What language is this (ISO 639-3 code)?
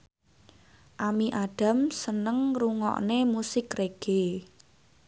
jav